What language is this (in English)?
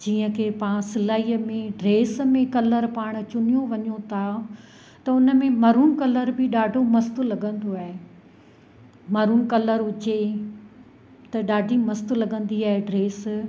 Sindhi